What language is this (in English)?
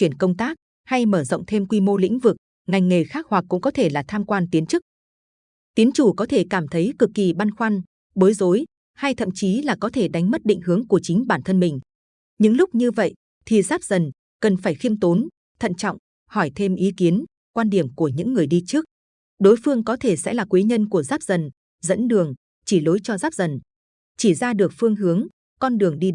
Vietnamese